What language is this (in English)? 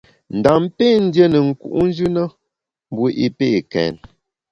Bamun